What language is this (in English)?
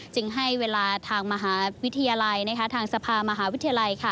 Thai